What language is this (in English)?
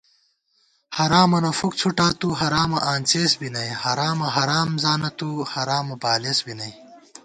Gawar-Bati